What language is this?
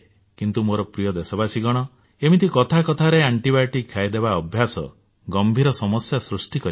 Odia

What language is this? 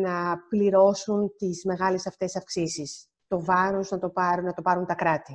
Greek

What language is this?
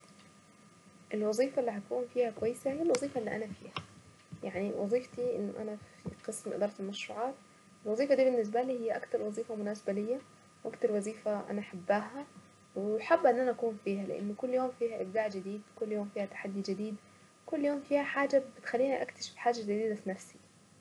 Saidi Arabic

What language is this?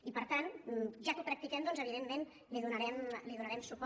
Catalan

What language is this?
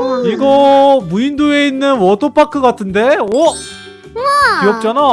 Korean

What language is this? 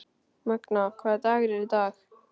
Icelandic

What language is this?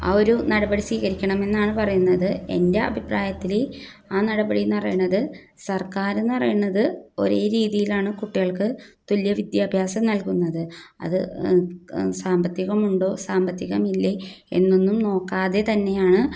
Malayalam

